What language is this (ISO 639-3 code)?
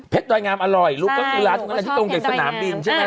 tha